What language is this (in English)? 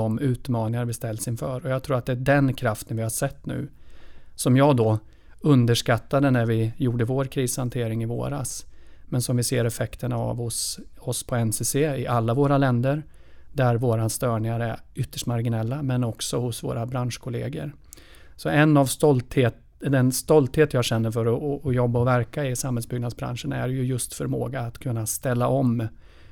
Swedish